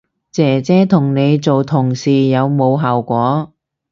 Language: Cantonese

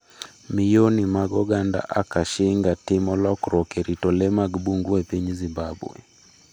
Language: Luo (Kenya and Tanzania)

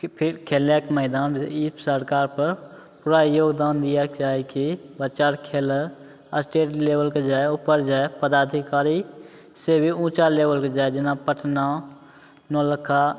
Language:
Maithili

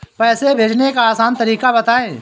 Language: Hindi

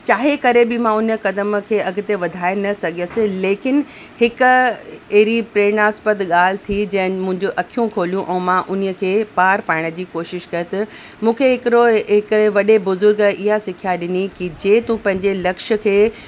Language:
Sindhi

